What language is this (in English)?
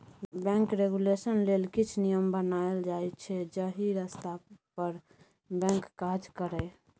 Maithili